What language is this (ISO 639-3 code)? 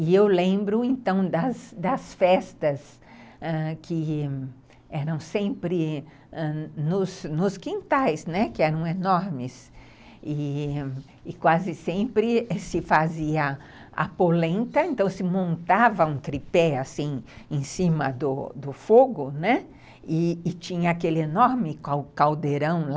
por